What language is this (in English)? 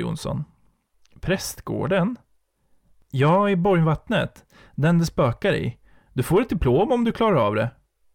Swedish